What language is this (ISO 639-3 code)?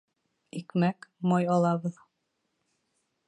bak